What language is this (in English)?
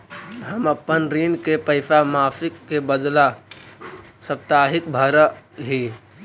Magahi